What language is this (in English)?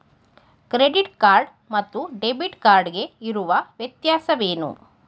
Kannada